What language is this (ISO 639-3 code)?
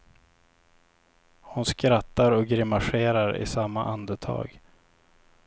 swe